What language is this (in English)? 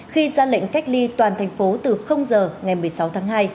Vietnamese